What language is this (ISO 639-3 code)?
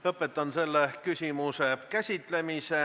est